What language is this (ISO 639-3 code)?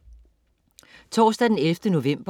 dan